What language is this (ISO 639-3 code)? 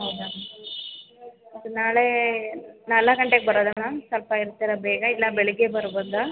kan